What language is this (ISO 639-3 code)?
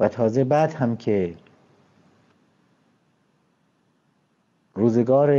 fas